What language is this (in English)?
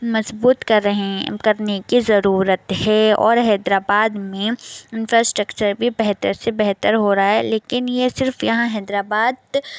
Urdu